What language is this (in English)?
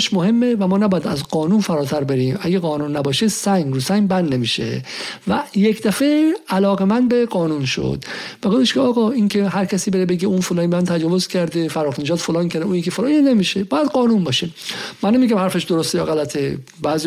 Persian